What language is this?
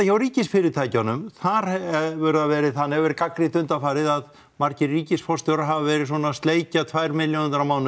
Icelandic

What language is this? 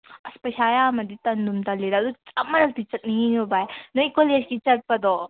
Manipuri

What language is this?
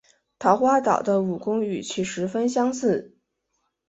Chinese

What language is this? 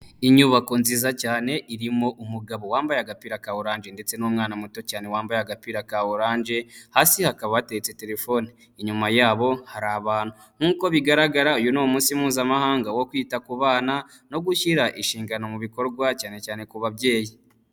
Kinyarwanda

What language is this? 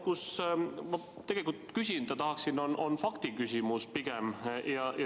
Estonian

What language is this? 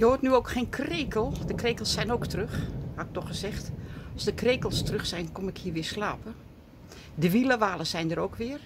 Dutch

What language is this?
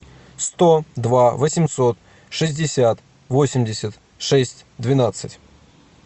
Russian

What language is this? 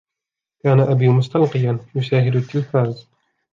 Arabic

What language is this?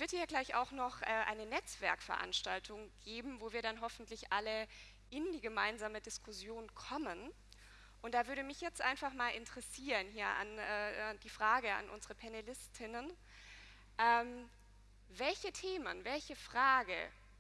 German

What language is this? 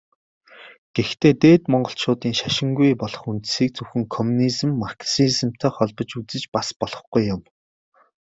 Mongolian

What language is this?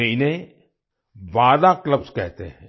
Hindi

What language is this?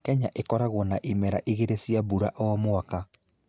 Kikuyu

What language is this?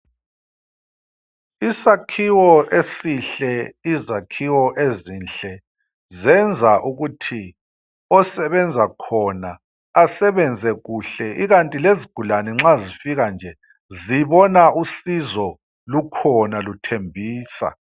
North Ndebele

